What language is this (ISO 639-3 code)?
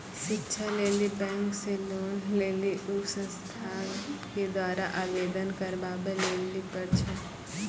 mai